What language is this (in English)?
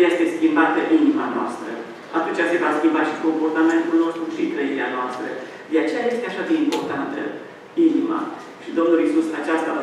Romanian